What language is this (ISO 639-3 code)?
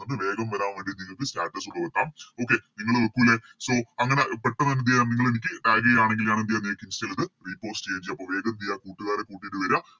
mal